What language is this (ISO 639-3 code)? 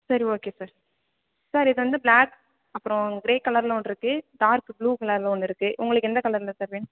tam